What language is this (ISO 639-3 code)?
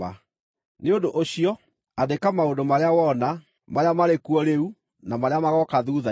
kik